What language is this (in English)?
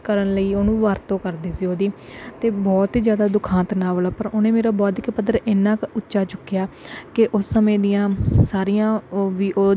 Punjabi